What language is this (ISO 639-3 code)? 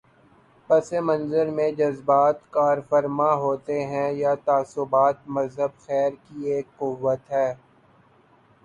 urd